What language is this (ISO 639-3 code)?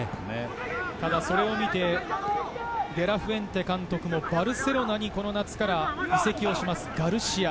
jpn